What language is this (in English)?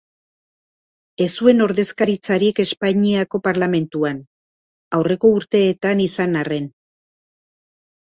Basque